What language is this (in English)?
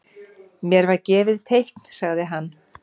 Icelandic